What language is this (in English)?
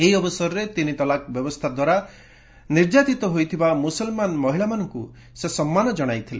Odia